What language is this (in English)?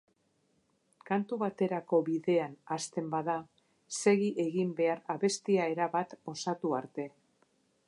Basque